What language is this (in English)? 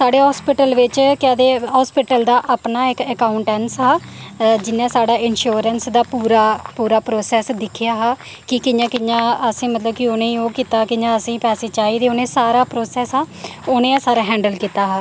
Dogri